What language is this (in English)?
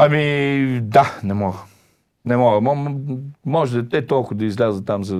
Bulgarian